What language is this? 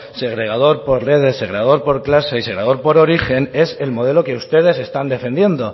Spanish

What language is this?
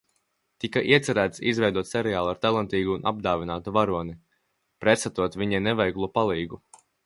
Latvian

